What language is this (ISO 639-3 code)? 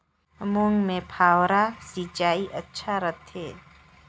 hne